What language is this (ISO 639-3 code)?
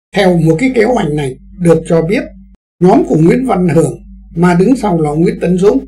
vie